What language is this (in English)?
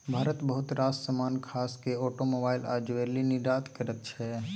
Maithili